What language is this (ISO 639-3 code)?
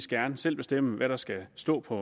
dan